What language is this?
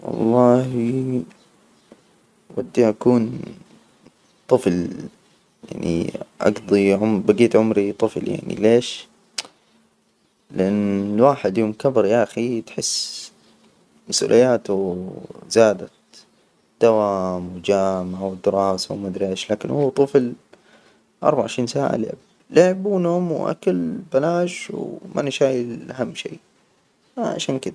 Hijazi Arabic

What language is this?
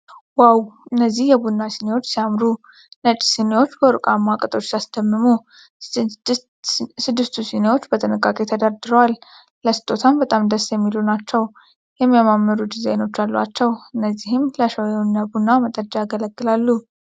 Amharic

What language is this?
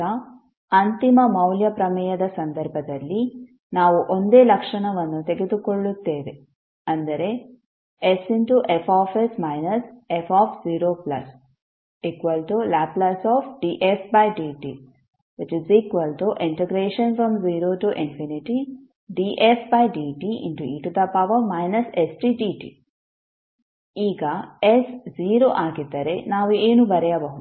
Kannada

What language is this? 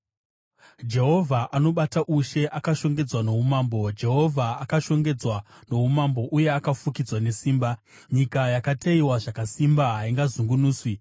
Shona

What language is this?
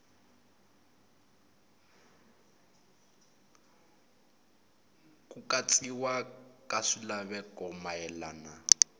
Tsonga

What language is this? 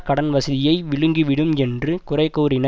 Tamil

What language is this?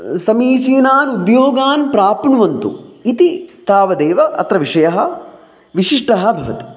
Sanskrit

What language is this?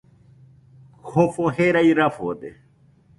Nüpode Huitoto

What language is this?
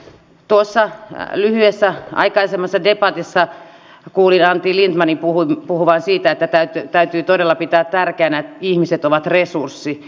Finnish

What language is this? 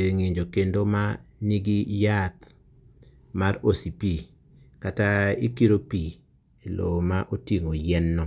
Luo (Kenya and Tanzania)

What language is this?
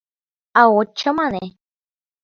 Mari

